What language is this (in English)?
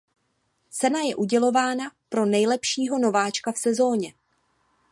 Czech